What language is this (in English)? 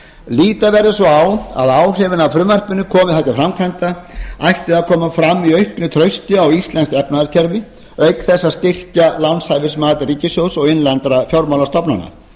Icelandic